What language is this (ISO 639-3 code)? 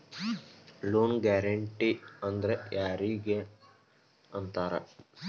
kan